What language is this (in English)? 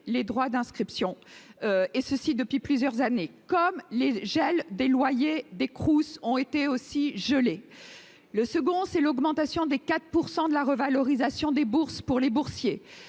French